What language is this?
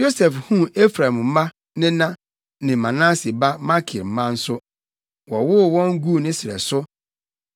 Akan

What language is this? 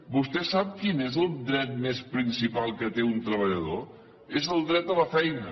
Catalan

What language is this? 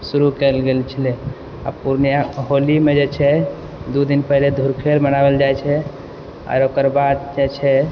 Maithili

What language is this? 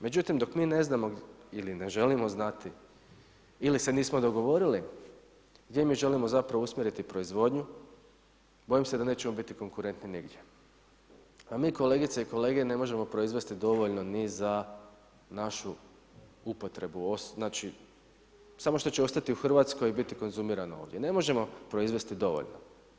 Croatian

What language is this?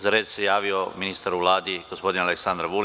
Serbian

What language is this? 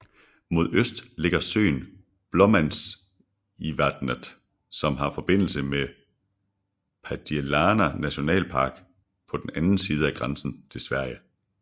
Danish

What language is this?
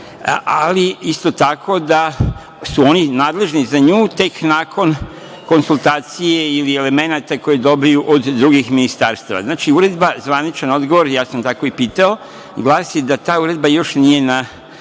Serbian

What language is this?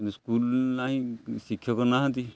Odia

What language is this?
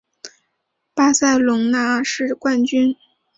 Chinese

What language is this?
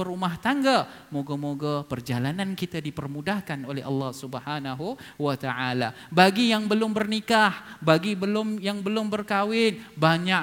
Malay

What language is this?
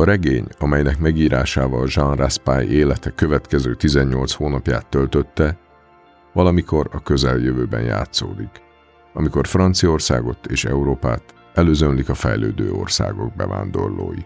Hungarian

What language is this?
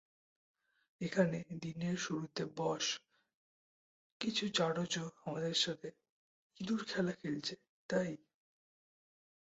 Bangla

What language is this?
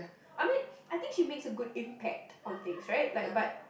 English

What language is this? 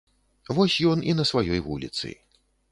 Belarusian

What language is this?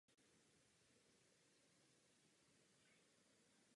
Czech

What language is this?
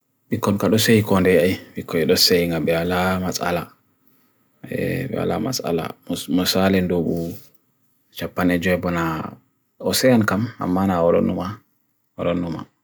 Bagirmi Fulfulde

